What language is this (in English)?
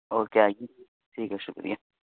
Urdu